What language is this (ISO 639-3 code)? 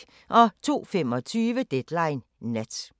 dan